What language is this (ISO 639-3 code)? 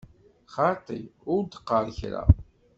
kab